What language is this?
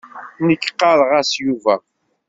Kabyle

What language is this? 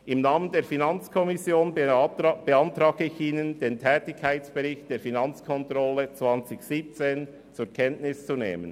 Swiss German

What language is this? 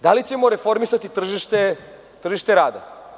Serbian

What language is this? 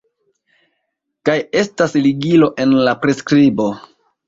Esperanto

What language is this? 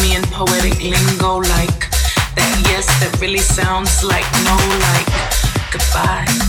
English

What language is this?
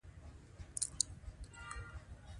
Pashto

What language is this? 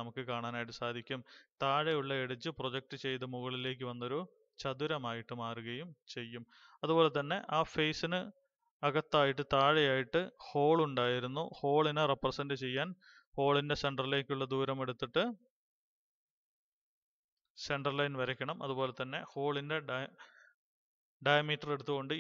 Turkish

